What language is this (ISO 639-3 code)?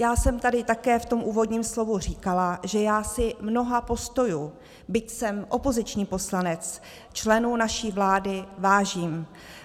ces